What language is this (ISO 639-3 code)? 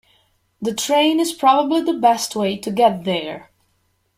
eng